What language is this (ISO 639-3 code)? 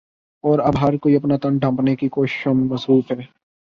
urd